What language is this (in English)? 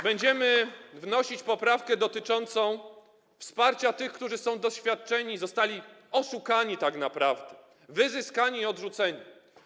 Polish